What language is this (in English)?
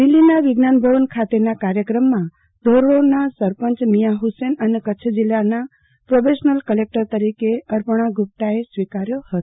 Gujarati